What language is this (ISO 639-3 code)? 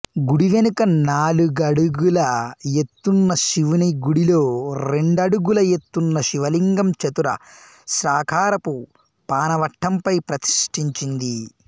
tel